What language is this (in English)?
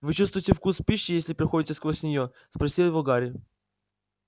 Russian